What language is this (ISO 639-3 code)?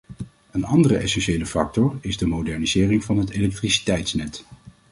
nld